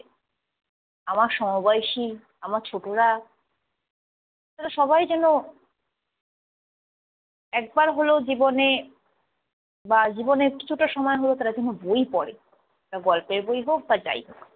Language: Bangla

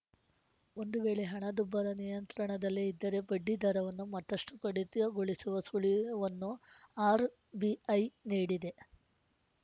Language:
Kannada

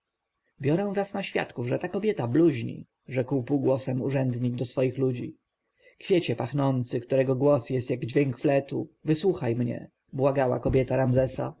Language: Polish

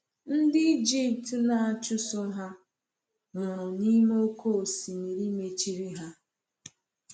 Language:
Igbo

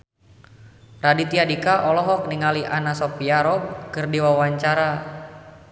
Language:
Sundanese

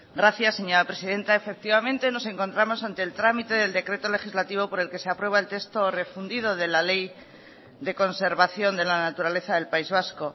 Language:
Spanish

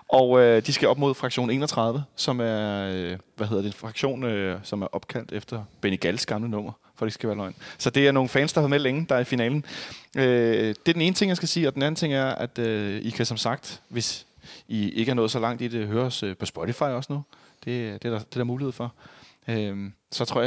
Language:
Danish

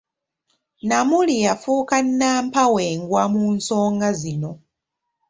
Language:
Ganda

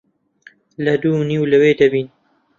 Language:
Central Kurdish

